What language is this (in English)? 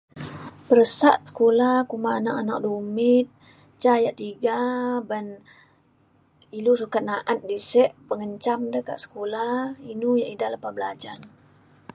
Mainstream Kenyah